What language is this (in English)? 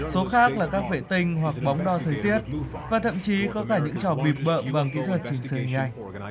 Vietnamese